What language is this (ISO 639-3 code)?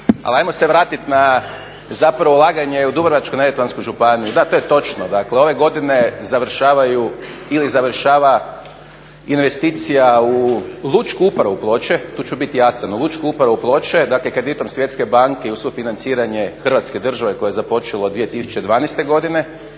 hrv